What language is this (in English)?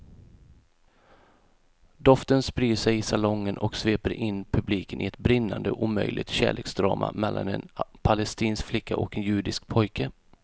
Swedish